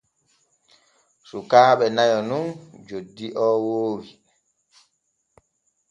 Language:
Borgu Fulfulde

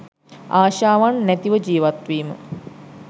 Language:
Sinhala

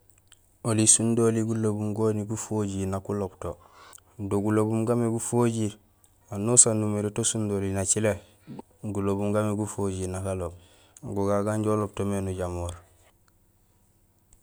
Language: Gusilay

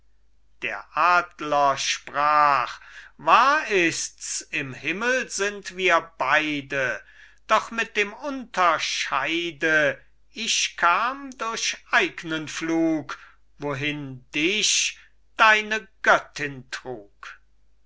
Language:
German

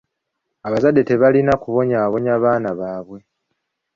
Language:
Ganda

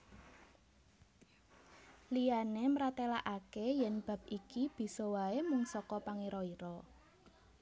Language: Javanese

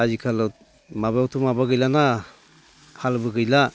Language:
Bodo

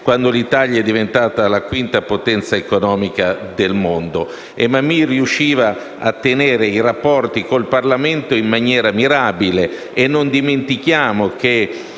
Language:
Italian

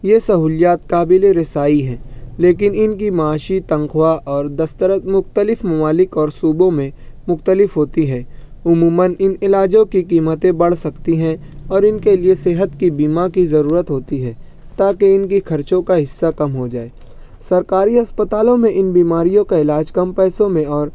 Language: Urdu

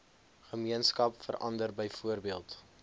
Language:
Afrikaans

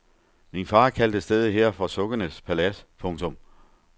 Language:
Danish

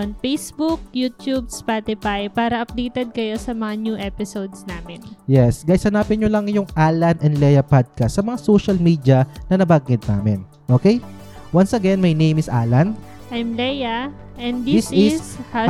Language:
Filipino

